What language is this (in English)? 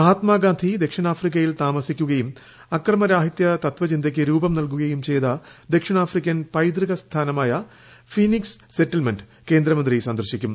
Malayalam